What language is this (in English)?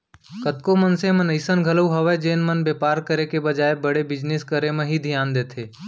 Chhattisgarhi